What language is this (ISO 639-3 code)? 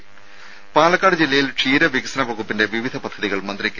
mal